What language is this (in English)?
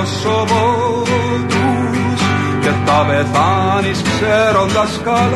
Greek